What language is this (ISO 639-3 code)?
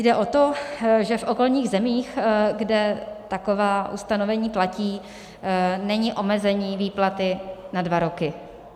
ces